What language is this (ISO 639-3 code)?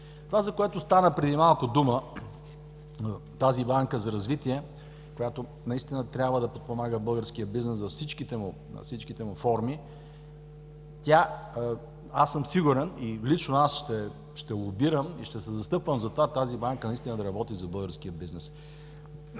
bul